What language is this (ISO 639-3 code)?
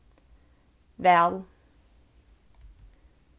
fao